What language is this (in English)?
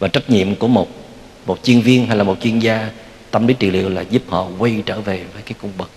Vietnamese